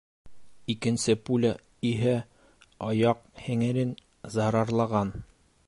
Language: Bashkir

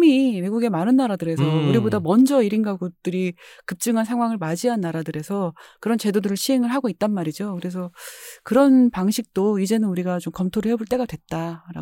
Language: Korean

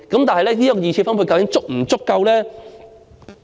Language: Cantonese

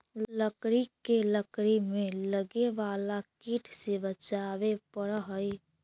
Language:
Magahi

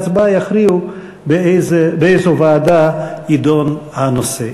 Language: Hebrew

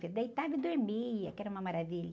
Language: Portuguese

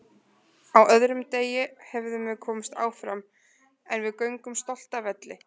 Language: Icelandic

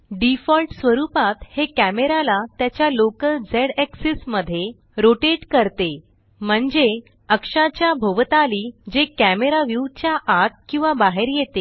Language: Marathi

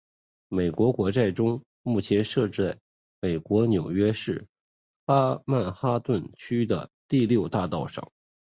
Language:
Chinese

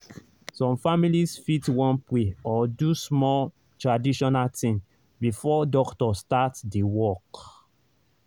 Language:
Nigerian Pidgin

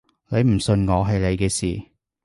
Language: Cantonese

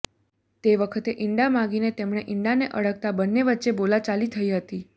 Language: Gujarati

